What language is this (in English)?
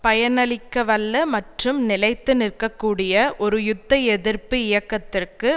Tamil